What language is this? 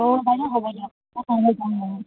Assamese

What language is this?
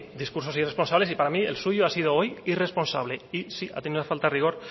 Spanish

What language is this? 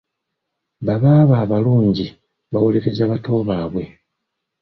Ganda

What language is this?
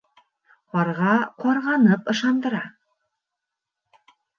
Bashkir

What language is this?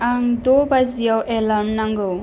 Bodo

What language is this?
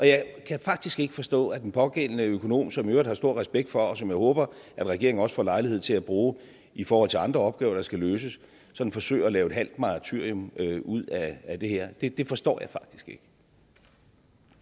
Danish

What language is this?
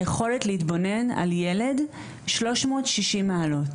Hebrew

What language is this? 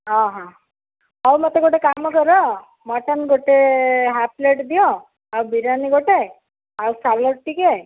Odia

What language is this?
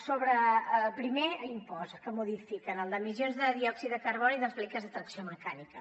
Catalan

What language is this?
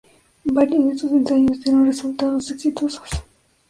Spanish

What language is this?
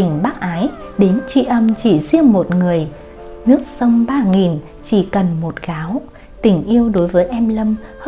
Vietnamese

